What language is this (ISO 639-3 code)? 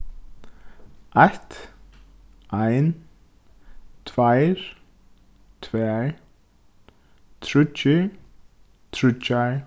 fao